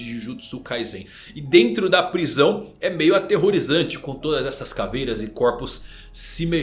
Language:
Portuguese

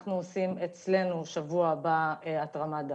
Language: Hebrew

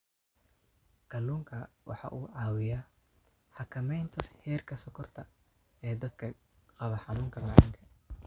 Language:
Somali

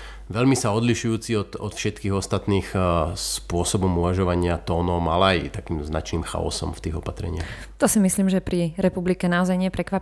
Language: Slovak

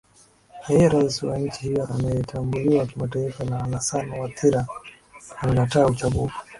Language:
Swahili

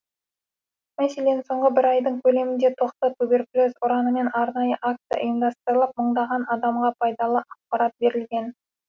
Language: Kazakh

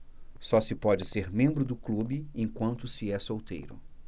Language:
Portuguese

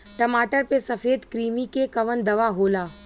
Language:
Bhojpuri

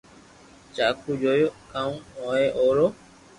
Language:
Loarki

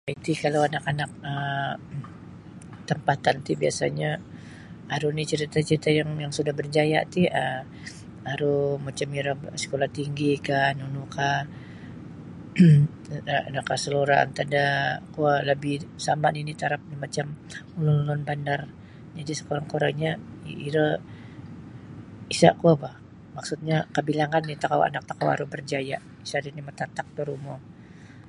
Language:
Sabah Bisaya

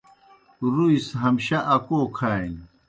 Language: Kohistani Shina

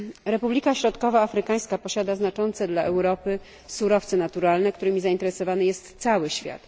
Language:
Polish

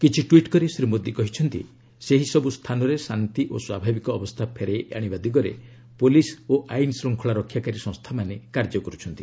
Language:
Odia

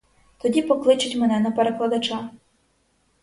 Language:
Ukrainian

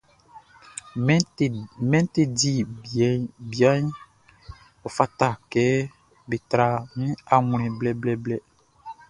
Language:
Baoulé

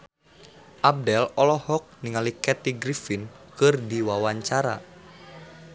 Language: Sundanese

